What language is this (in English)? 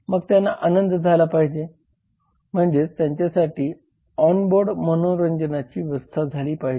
Marathi